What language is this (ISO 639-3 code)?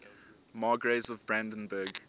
eng